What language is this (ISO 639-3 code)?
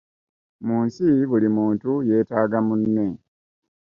lug